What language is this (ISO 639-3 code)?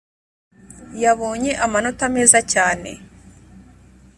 kin